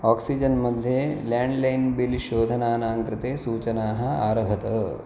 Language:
Sanskrit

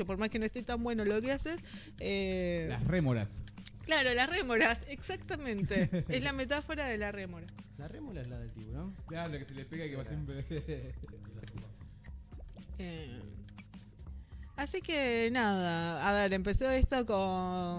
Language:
Spanish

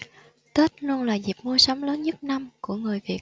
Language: Vietnamese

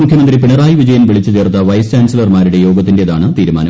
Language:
Malayalam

